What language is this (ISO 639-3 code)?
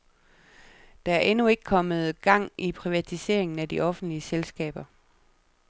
dan